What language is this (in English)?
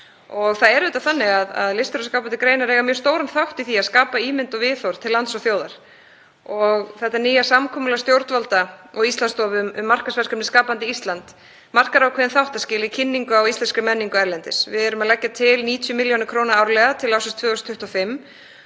Icelandic